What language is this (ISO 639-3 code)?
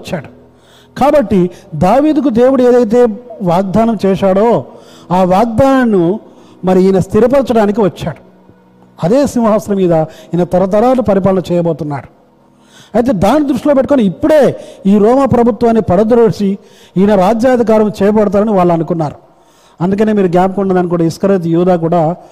tel